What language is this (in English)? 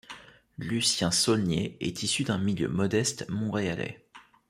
French